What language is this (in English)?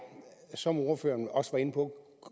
Danish